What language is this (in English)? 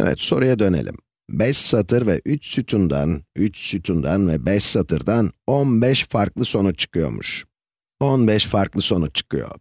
Turkish